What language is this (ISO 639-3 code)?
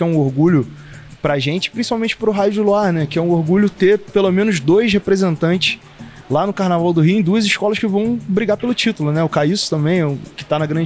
por